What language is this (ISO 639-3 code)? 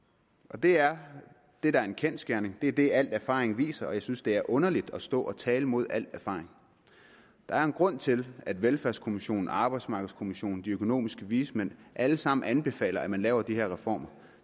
dan